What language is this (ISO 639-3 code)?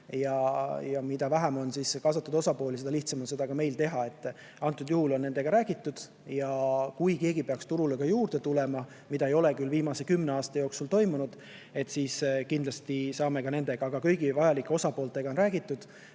est